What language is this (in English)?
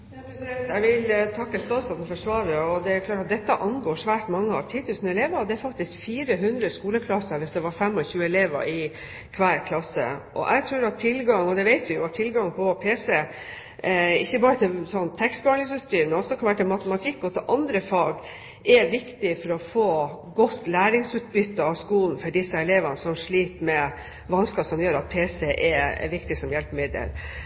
Norwegian